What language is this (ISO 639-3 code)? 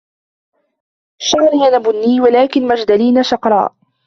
ara